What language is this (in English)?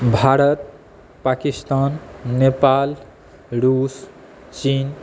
Maithili